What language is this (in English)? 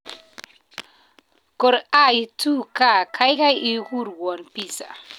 Kalenjin